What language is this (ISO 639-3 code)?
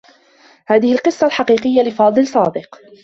ara